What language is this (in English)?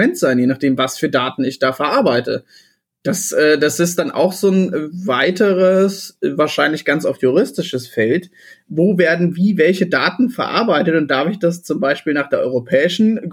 German